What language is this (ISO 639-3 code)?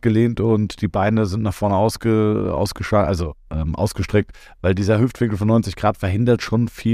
deu